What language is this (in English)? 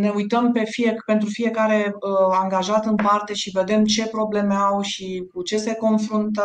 Romanian